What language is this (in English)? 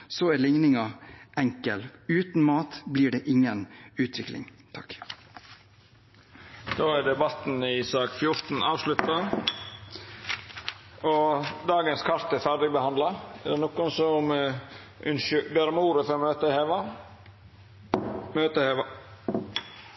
Norwegian